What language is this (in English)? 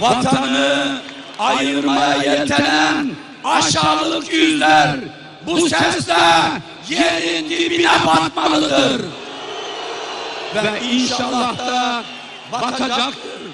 Turkish